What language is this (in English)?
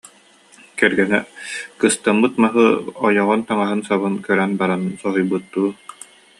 Yakut